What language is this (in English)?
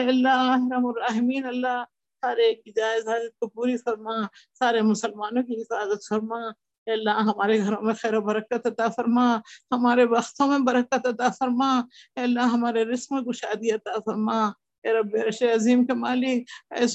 Urdu